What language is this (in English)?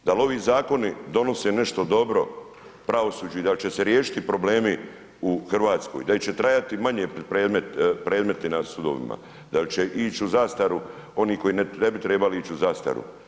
Croatian